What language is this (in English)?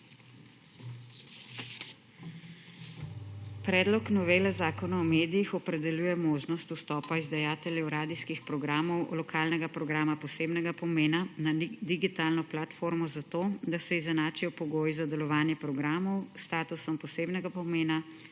Slovenian